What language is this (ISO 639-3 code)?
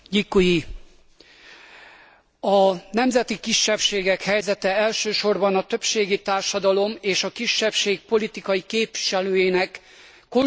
hun